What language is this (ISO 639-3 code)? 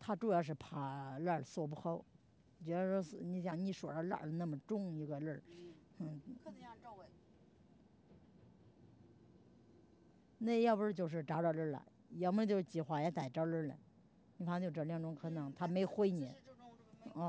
zho